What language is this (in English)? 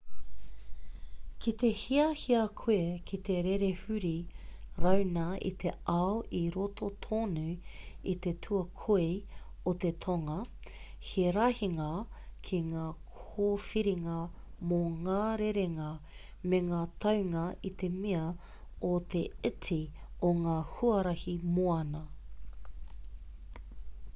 Māori